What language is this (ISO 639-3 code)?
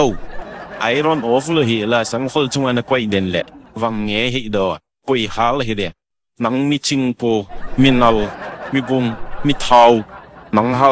tha